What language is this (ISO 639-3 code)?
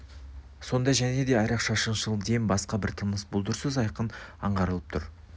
kaz